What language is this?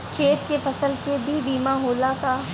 Bhojpuri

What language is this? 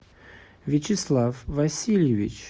Russian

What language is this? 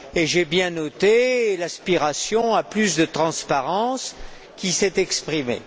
French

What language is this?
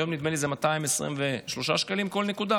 Hebrew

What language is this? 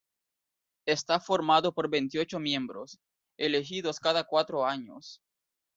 Spanish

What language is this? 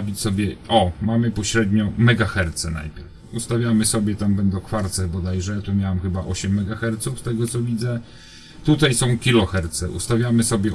Polish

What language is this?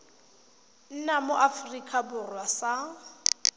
Tswana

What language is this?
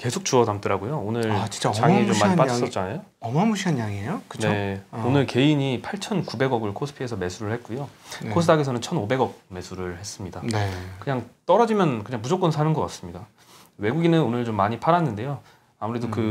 Korean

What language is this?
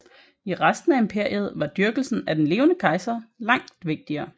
Danish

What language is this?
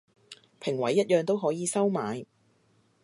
Cantonese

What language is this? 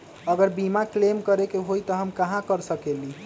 Magahi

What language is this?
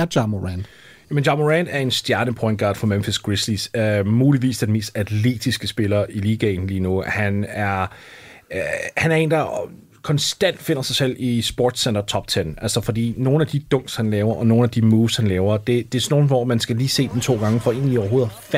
Danish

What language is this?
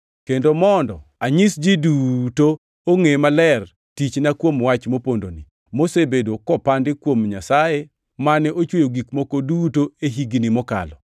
Luo (Kenya and Tanzania)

